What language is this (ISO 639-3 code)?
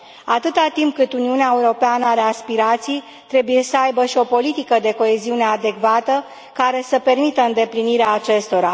ron